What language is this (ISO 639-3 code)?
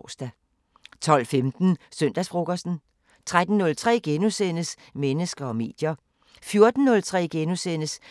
dan